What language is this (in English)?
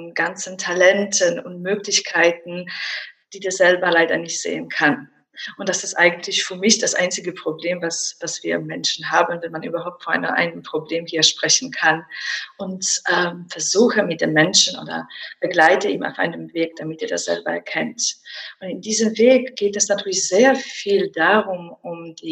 German